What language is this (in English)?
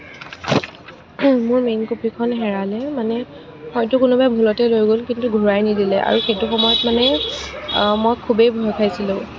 Assamese